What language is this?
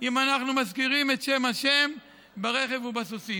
Hebrew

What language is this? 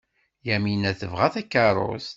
Kabyle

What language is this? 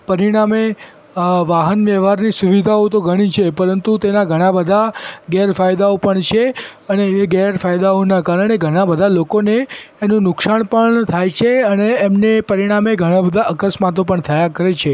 Gujarati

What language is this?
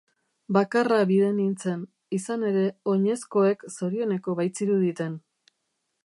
Basque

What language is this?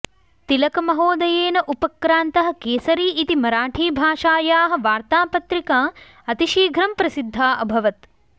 Sanskrit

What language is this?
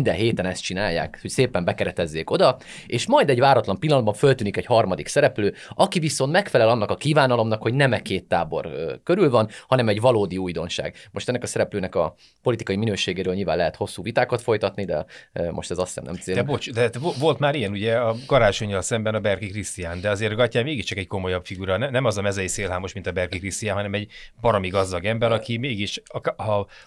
Hungarian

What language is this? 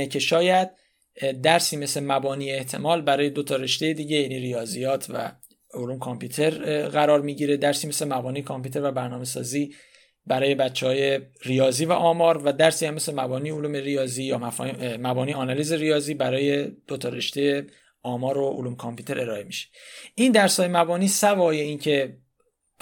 Persian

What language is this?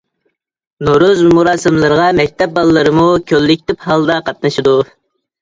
Uyghur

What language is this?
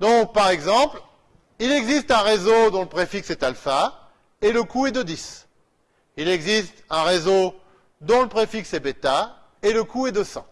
French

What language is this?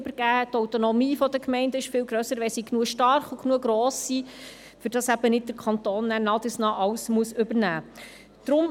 Swiss German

